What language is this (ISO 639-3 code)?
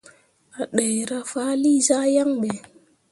mua